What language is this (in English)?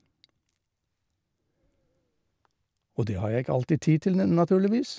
Norwegian